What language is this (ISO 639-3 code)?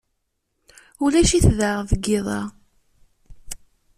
kab